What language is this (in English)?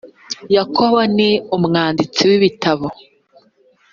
Kinyarwanda